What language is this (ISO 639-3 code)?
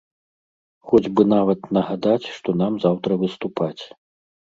bel